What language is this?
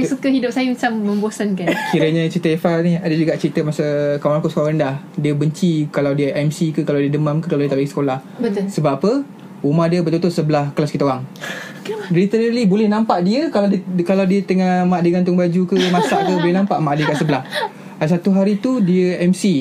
Malay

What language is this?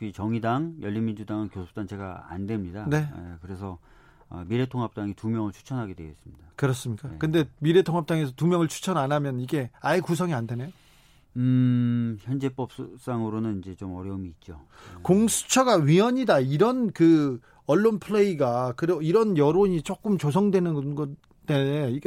Korean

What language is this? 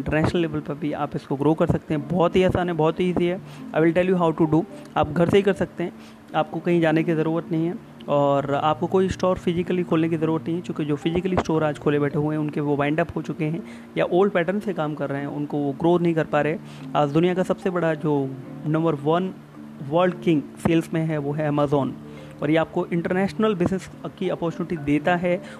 Hindi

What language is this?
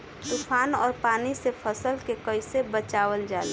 Bhojpuri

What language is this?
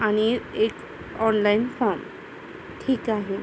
Marathi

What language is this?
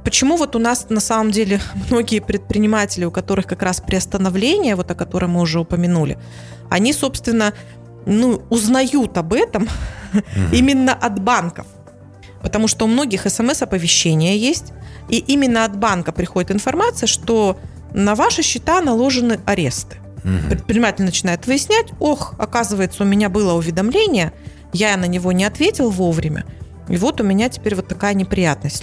Russian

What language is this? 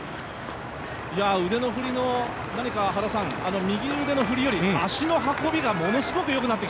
Japanese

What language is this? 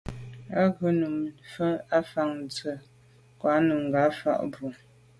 Medumba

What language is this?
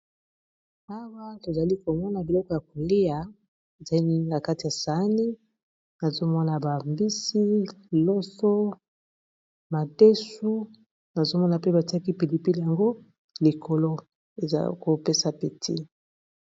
Lingala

